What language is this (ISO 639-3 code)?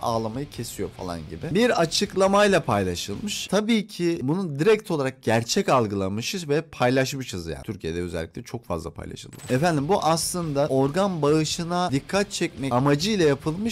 tur